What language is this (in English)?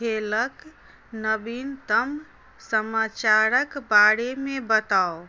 Maithili